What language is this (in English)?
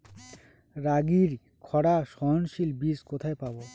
Bangla